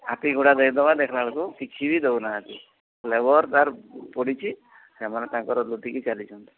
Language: Odia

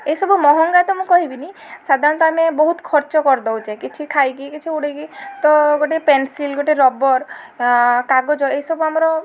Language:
Odia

